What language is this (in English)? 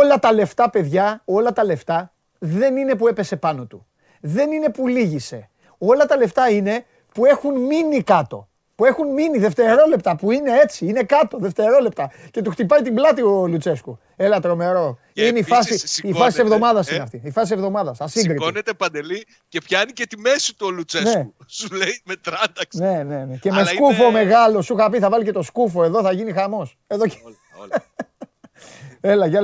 Greek